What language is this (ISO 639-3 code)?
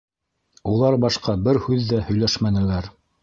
bak